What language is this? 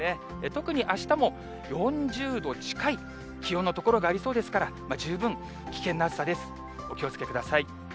Japanese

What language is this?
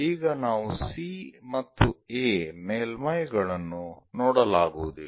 Kannada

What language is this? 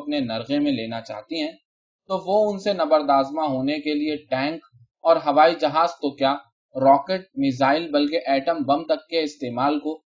Urdu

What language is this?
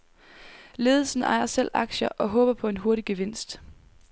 Danish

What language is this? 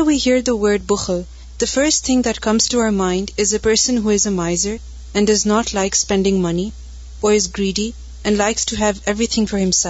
Urdu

